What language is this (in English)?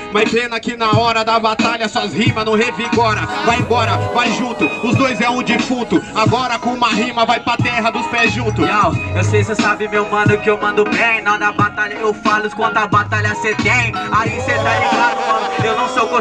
Portuguese